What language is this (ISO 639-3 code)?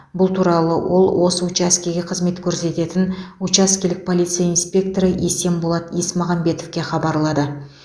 kaz